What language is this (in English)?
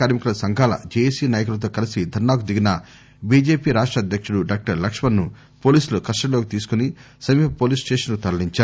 Telugu